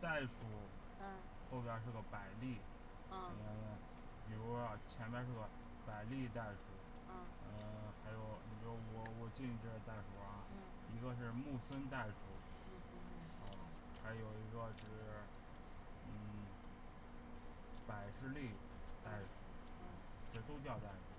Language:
Chinese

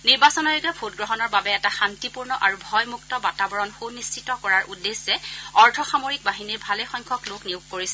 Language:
Assamese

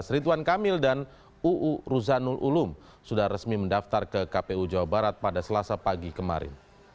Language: Indonesian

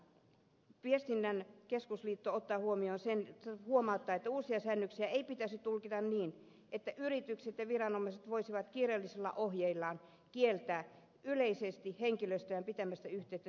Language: Finnish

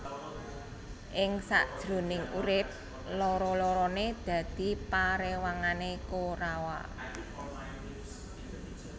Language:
Javanese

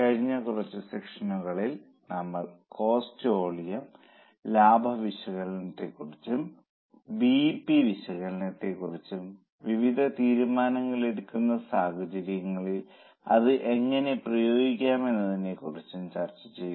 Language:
Malayalam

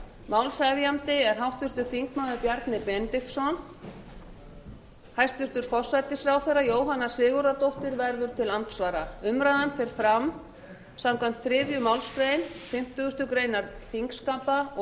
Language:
Icelandic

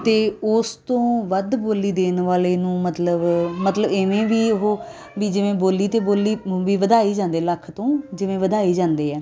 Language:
Punjabi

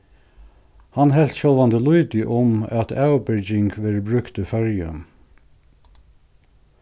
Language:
Faroese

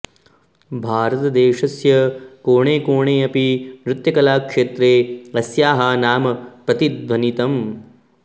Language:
Sanskrit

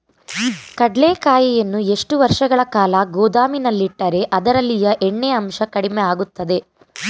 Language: Kannada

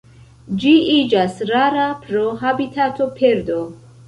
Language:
Esperanto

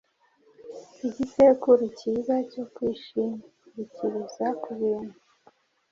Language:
Kinyarwanda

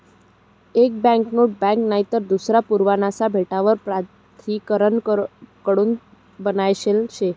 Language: Marathi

